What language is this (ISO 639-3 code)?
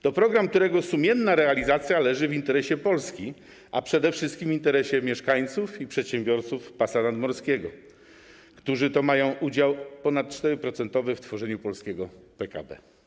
pol